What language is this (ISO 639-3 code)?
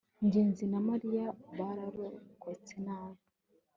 kin